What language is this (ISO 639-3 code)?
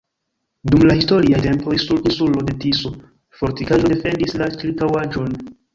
epo